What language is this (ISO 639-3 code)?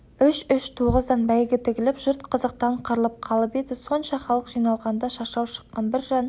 kaz